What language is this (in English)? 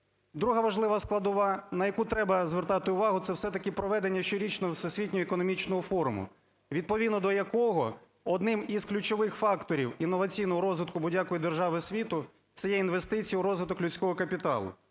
Ukrainian